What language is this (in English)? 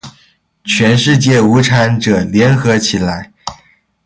Chinese